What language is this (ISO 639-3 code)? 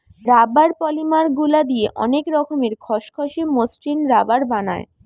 ben